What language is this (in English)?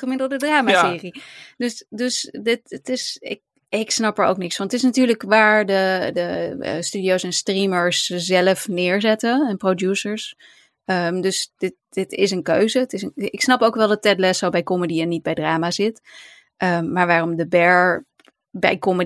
Dutch